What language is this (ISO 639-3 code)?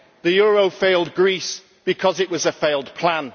eng